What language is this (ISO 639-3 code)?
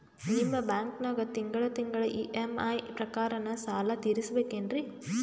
kan